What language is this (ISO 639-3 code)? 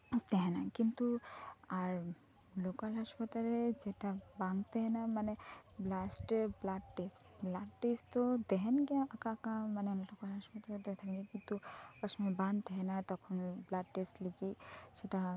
sat